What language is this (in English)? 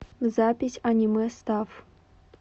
Russian